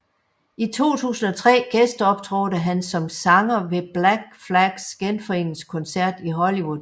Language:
Danish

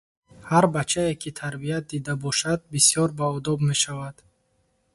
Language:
Tajik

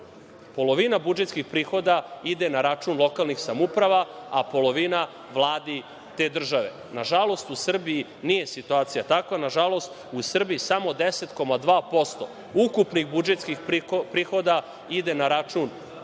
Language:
Serbian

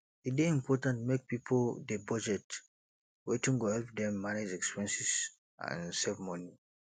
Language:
Nigerian Pidgin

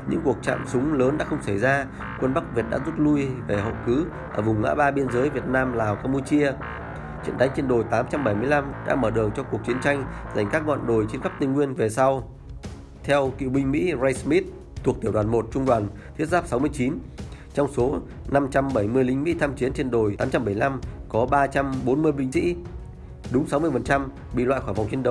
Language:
Vietnamese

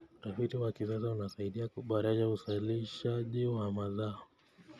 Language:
Kalenjin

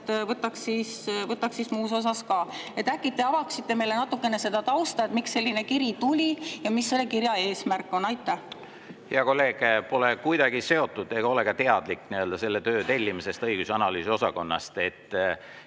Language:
Estonian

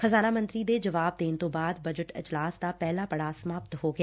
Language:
Punjabi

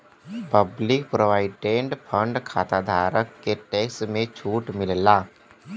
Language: Bhojpuri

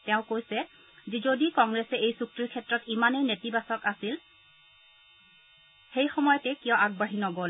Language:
Assamese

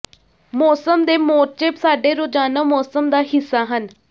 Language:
Punjabi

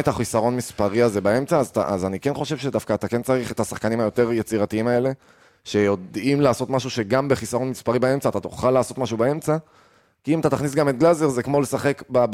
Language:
Hebrew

